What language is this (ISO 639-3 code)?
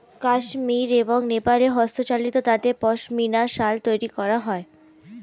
ben